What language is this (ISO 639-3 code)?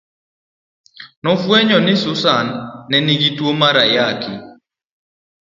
luo